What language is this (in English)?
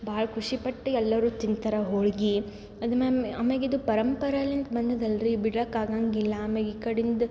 Kannada